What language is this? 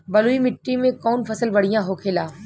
Bhojpuri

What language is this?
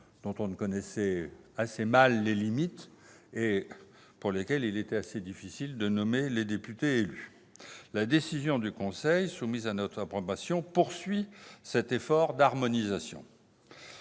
French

